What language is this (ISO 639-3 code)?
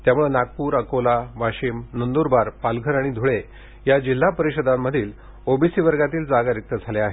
mar